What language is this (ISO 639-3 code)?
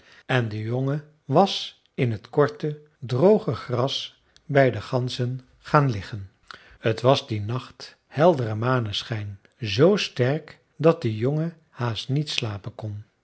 nld